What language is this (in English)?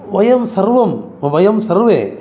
Sanskrit